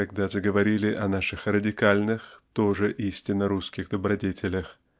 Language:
Russian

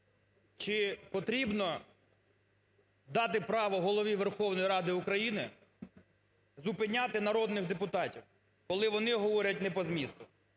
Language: Ukrainian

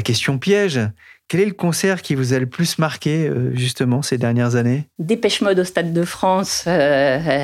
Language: French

